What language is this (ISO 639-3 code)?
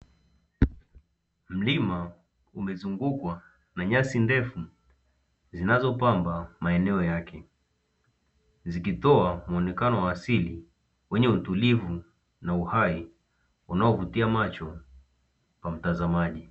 swa